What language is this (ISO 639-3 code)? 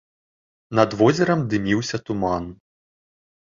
bel